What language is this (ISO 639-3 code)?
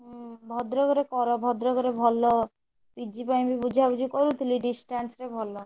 ori